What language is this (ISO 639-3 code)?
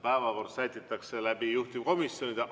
est